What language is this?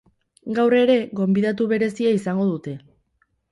Basque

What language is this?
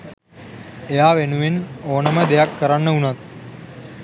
Sinhala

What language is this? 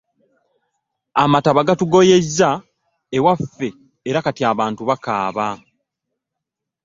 Ganda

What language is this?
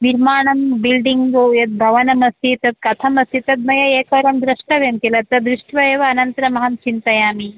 Sanskrit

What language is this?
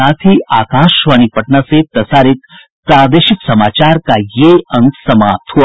Hindi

